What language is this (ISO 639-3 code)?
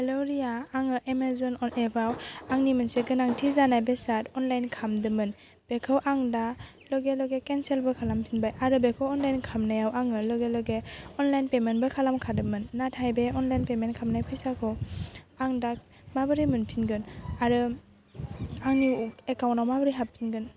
brx